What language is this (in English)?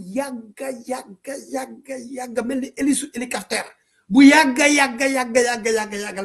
Indonesian